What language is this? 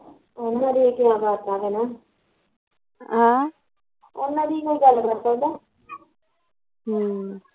Punjabi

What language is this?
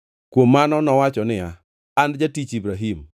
Luo (Kenya and Tanzania)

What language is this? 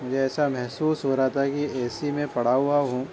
Urdu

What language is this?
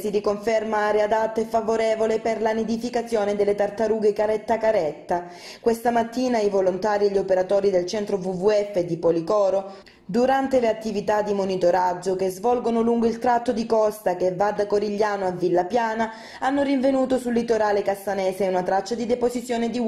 Italian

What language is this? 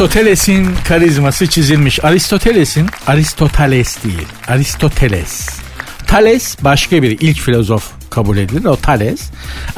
Turkish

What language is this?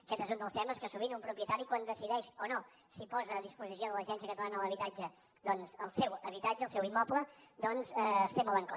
Catalan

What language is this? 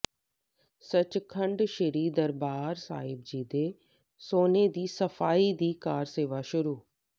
Punjabi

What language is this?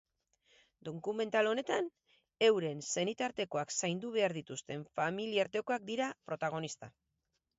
Basque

